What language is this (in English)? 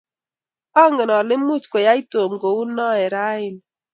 Kalenjin